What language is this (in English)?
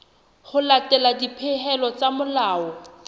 Southern Sotho